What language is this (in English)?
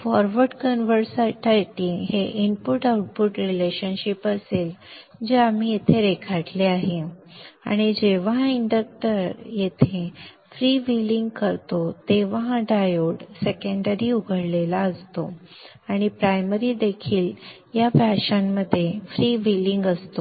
Marathi